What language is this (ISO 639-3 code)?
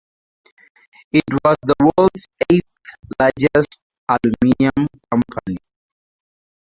eng